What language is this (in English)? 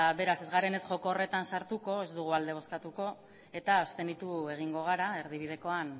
Basque